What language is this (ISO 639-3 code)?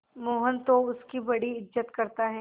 hin